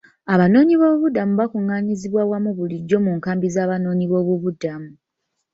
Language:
Ganda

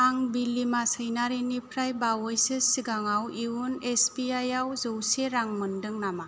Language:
Bodo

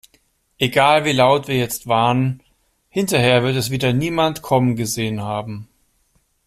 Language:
German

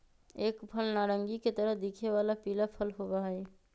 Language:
Magahi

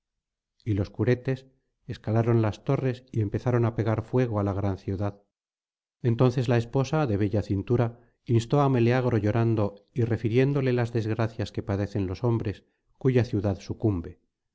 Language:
Spanish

